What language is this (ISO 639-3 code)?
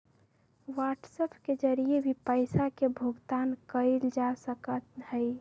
mag